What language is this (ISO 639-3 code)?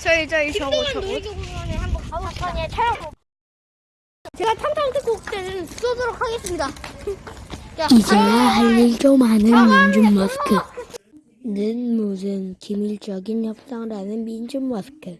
kor